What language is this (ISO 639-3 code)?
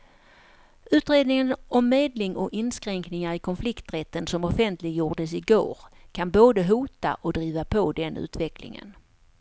swe